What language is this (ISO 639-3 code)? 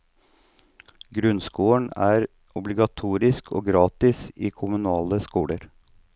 nor